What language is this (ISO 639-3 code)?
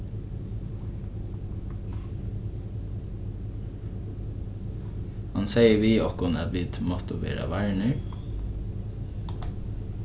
fao